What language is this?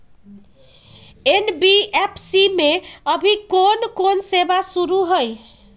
Magahi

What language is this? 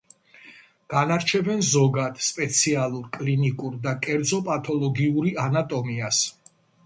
Georgian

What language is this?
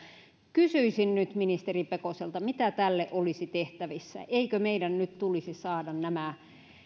Finnish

